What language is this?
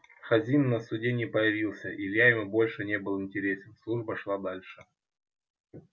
Russian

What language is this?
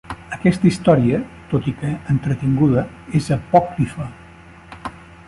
Catalan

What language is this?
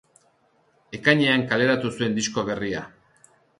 Basque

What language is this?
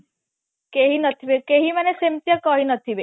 Odia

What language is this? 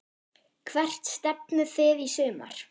Icelandic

